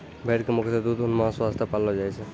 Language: Maithili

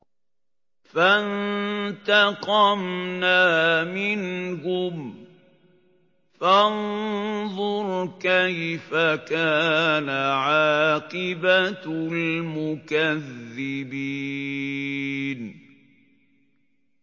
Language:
Arabic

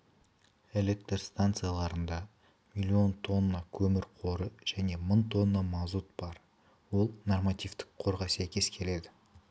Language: Kazakh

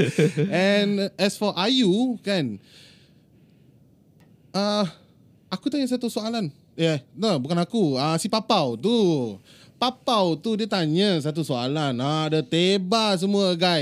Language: Malay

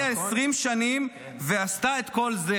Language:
Hebrew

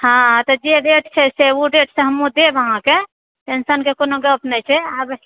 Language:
Maithili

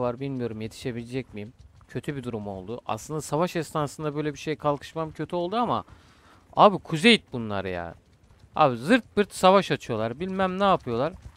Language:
Turkish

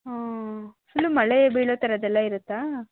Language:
Kannada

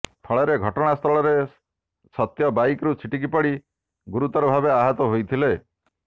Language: Odia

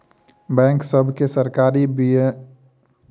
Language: Maithili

